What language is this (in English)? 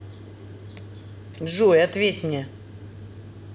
Russian